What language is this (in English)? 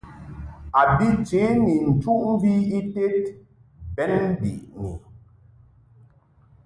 Mungaka